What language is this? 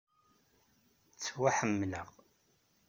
Kabyle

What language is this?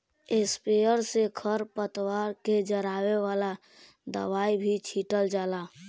Bhojpuri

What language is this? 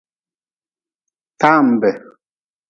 Nawdm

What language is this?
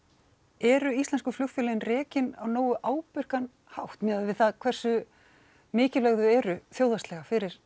Icelandic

